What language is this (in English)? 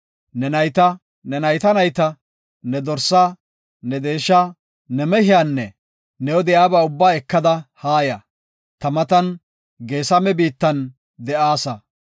Gofa